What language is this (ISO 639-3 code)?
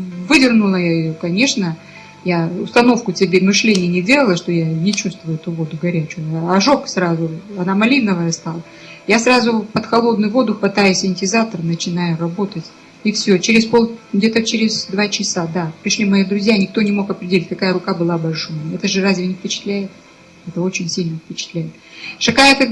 rus